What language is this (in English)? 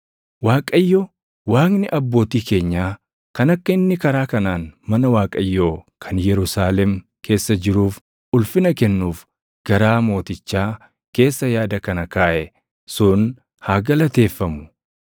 Oromo